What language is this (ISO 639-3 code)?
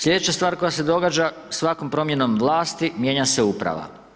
hrv